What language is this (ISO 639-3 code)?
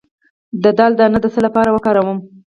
pus